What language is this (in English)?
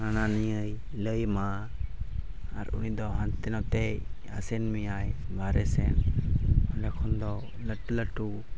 Santali